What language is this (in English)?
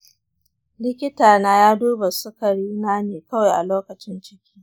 Hausa